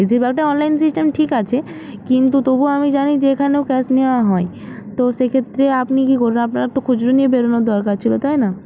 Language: Bangla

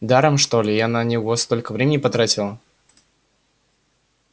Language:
Russian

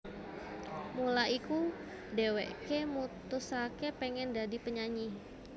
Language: Javanese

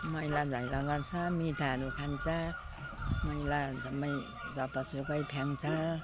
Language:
Nepali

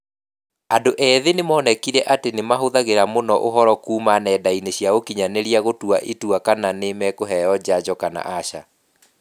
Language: Kikuyu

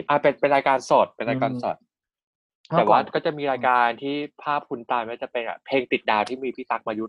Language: Thai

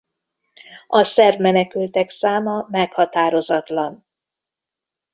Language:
Hungarian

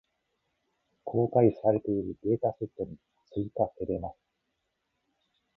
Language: Japanese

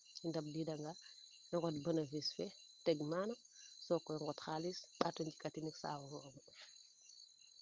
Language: Serer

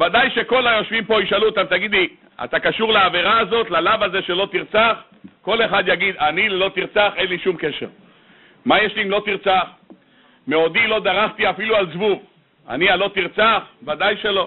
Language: Hebrew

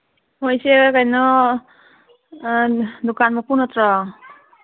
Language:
Manipuri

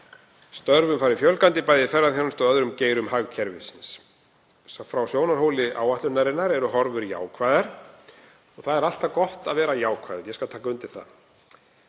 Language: Icelandic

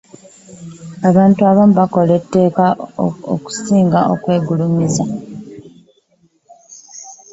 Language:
Ganda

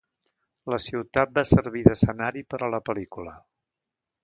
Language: Catalan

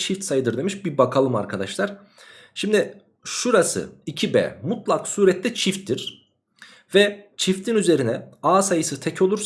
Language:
Turkish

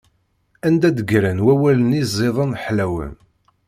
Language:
Kabyle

